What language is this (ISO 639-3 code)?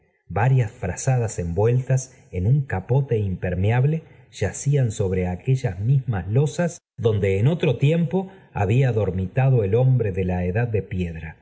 spa